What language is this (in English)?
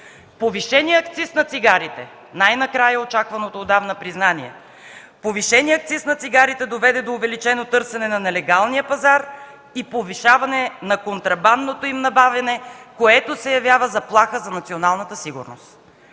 Bulgarian